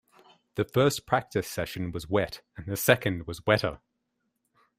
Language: English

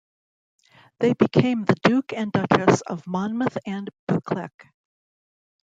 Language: English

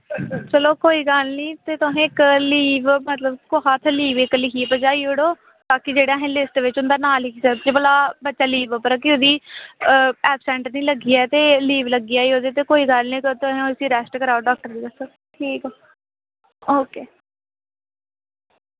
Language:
Dogri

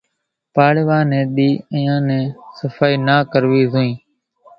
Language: Kachi Koli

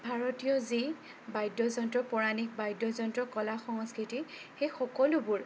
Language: Assamese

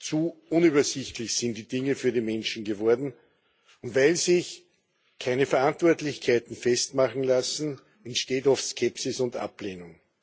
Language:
German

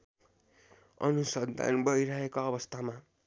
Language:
Nepali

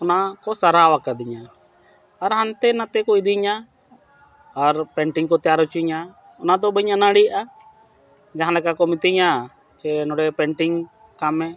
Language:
Santali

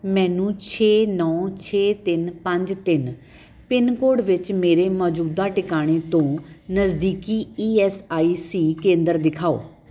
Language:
Punjabi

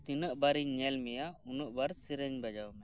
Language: Santali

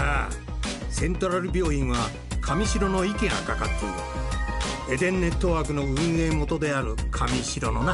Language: Japanese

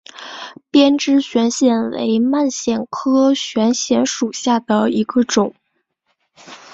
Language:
Chinese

